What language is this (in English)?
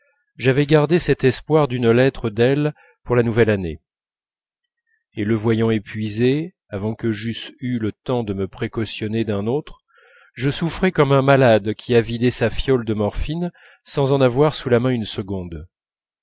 French